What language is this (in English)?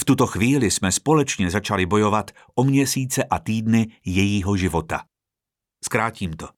Czech